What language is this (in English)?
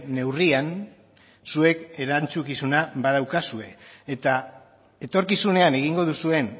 Basque